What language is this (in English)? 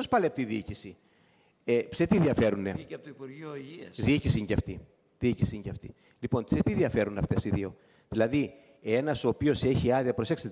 Greek